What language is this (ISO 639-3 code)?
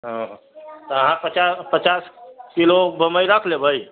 mai